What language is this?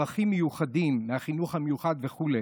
Hebrew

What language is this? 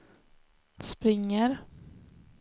Swedish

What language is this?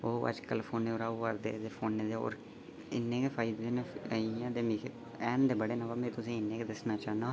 Dogri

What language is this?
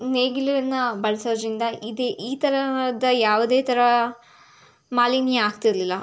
Kannada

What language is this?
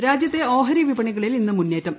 Malayalam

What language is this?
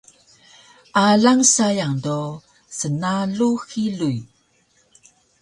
Taroko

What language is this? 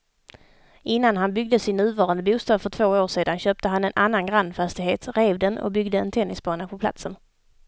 Swedish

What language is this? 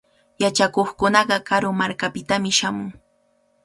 Cajatambo North Lima Quechua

